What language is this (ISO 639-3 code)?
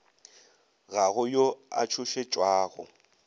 nso